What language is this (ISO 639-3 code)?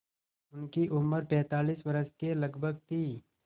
hin